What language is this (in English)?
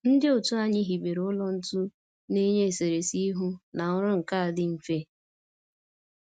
Igbo